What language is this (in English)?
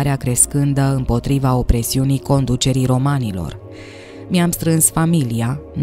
Romanian